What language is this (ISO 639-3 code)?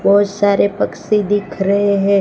hin